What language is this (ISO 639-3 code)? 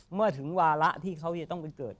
tha